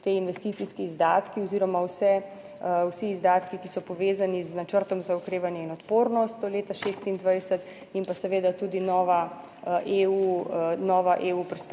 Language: Slovenian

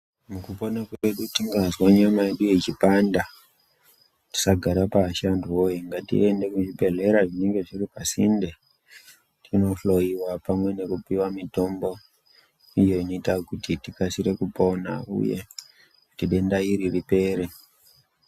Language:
Ndau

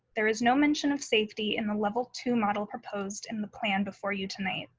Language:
English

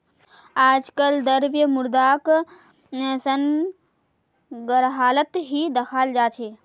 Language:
Magahi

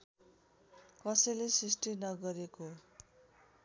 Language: Nepali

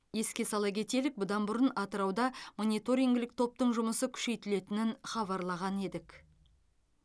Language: Kazakh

